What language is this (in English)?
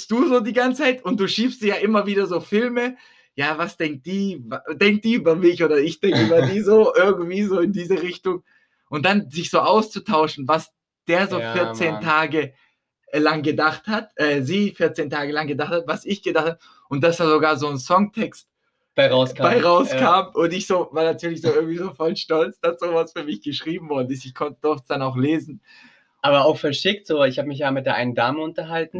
German